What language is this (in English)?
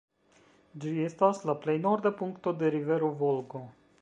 Esperanto